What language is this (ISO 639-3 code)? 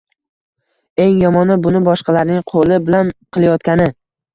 uzb